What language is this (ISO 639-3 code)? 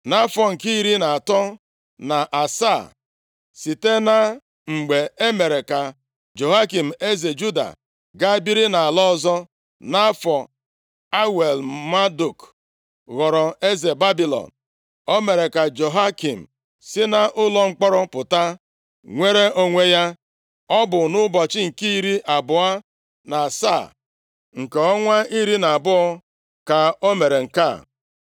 ibo